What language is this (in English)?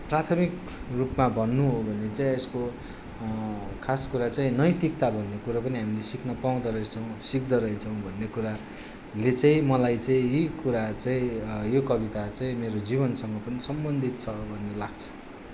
Nepali